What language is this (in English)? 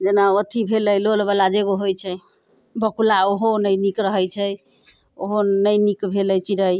Maithili